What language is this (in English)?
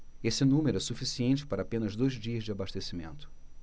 Portuguese